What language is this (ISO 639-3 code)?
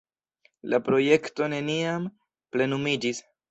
epo